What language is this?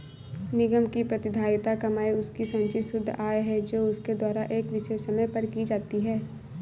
Hindi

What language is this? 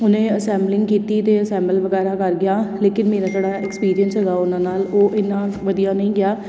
Punjabi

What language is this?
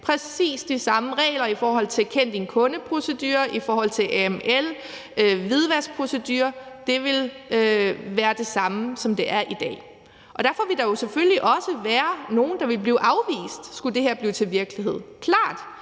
Danish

